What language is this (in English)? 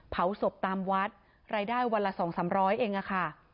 Thai